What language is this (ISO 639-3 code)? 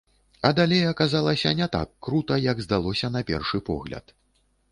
bel